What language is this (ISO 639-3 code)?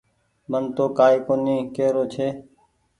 gig